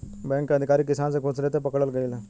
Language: Bhojpuri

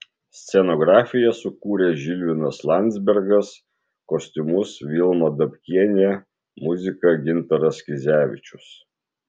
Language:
Lithuanian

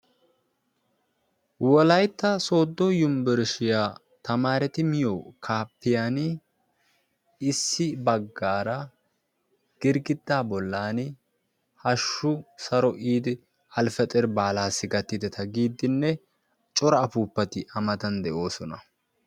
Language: Wolaytta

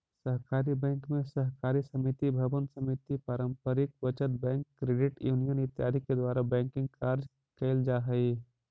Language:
Magahi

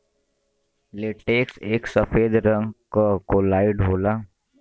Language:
Bhojpuri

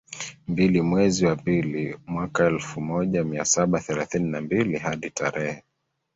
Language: Swahili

